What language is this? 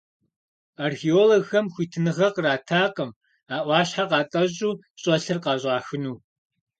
Kabardian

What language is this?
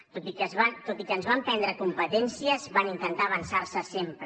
Catalan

